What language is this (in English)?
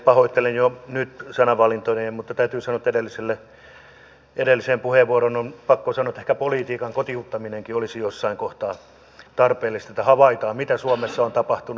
Finnish